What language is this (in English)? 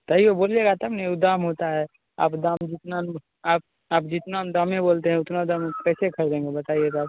Hindi